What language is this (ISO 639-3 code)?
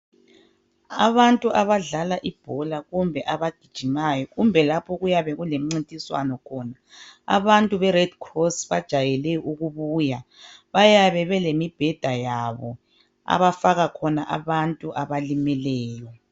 nde